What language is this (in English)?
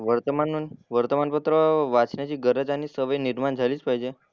Marathi